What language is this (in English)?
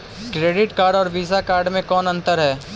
Magahi